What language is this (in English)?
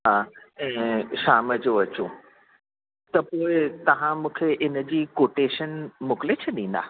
Sindhi